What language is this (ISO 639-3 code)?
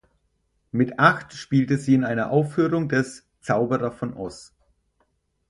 deu